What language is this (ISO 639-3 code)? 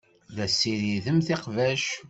kab